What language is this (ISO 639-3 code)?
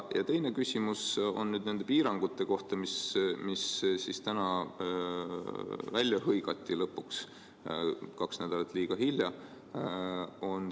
est